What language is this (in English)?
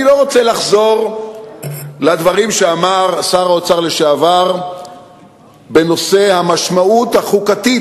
Hebrew